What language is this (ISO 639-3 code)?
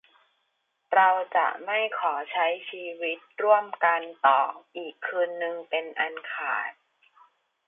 tha